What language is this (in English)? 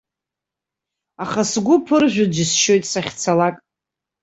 Abkhazian